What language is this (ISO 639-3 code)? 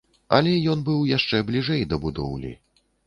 bel